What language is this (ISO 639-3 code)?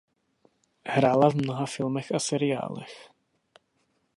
ces